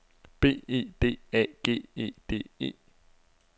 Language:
Danish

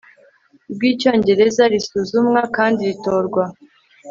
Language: Kinyarwanda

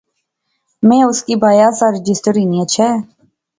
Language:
Pahari-Potwari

